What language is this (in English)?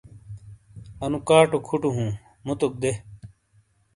Shina